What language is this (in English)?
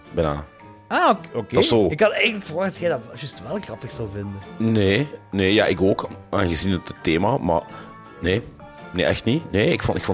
Dutch